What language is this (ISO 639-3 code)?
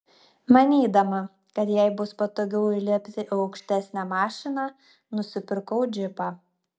lit